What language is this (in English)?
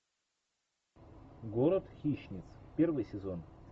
Russian